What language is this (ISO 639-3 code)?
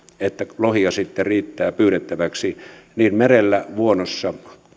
fin